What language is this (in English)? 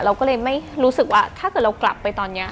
Thai